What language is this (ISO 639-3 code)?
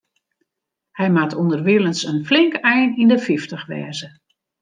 fry